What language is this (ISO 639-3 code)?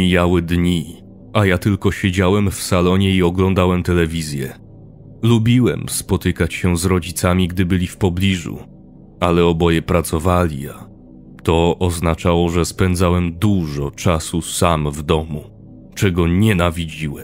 pol